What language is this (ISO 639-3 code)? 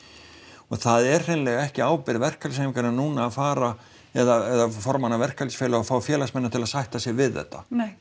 isl